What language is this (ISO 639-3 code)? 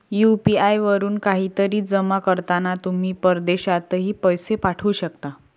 mar